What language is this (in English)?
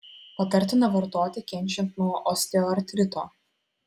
Lithuanian